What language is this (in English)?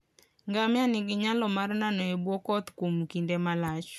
Luo (Kenya and Tanzania)